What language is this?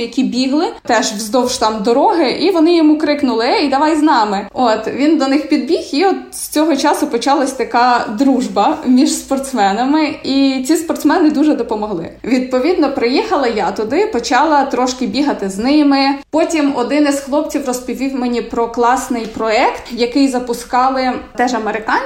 Ukrainian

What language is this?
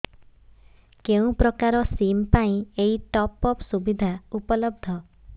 Odia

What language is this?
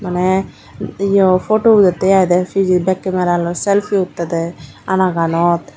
Chakma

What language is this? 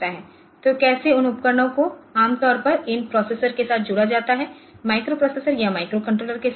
Hindi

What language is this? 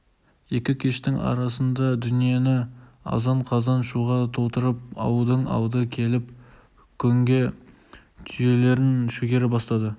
Kazakh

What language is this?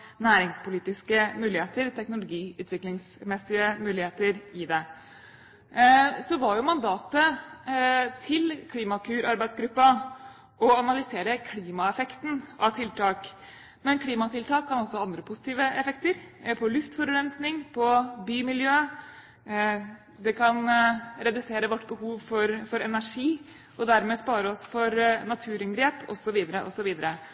Norwegian Bokmål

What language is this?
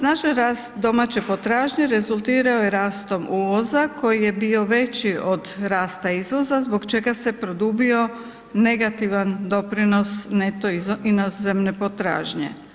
Croatian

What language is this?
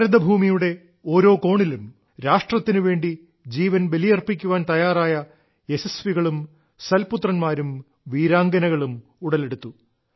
Malayalam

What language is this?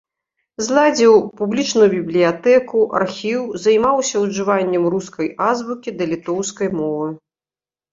Belarusian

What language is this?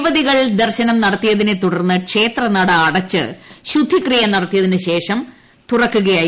Malayalam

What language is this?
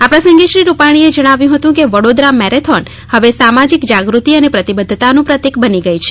Gujarati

